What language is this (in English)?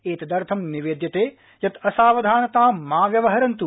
Sanskrit